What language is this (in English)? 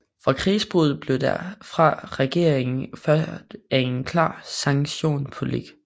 Danish